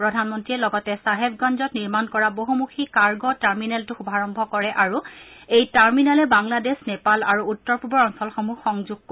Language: Assamese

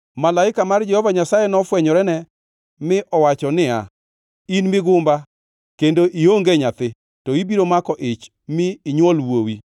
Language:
Luo (Kenya and Tanzania)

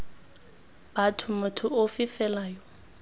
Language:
Tswana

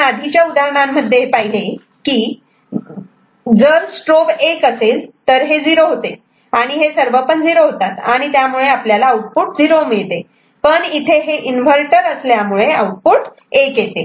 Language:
Marathi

